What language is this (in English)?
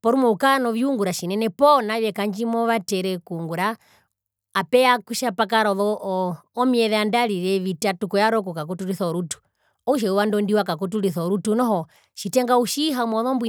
Herero